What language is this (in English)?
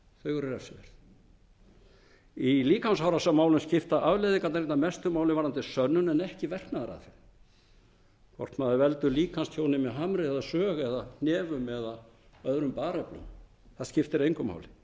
Icelandic